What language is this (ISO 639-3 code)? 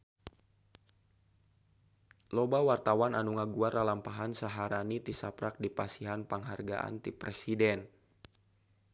sun